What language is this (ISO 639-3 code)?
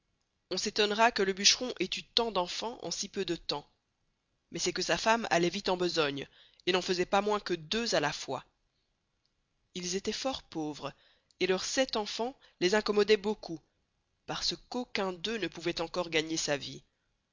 fra